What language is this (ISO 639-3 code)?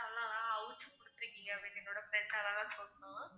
tam